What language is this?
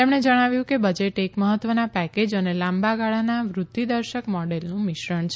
Gujarati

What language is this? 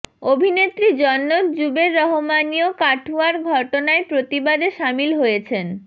Bangla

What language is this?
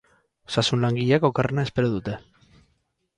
Basque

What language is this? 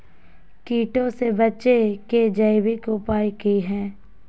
Magahi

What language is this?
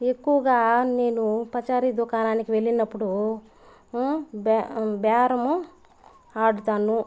Telugu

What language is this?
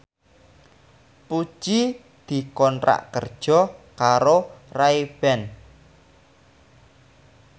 Javanese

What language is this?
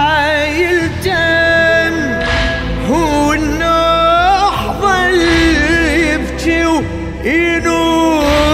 Arabic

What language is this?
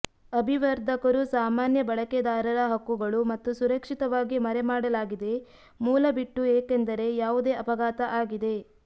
Kannada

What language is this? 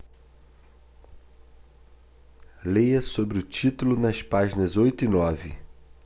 Portuguese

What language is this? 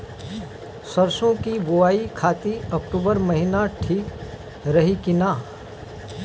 Bhojpuri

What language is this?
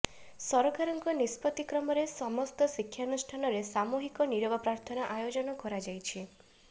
Odia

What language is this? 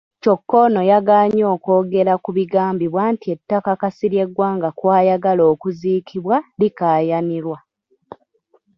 Ganda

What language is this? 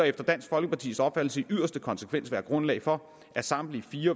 Danish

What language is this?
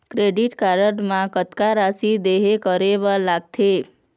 Chhattisgarhi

